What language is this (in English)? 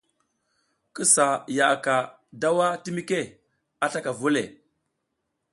South Giziga